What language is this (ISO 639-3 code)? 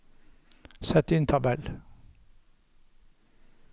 nor